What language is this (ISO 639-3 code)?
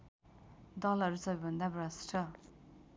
nep